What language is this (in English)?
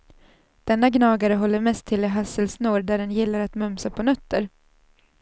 Swedish